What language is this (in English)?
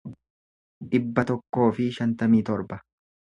Oromo